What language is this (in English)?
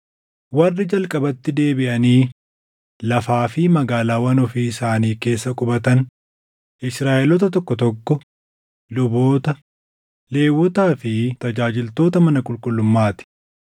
Oromo